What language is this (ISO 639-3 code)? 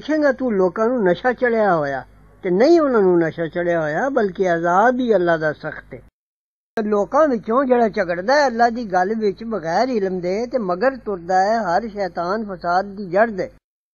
pan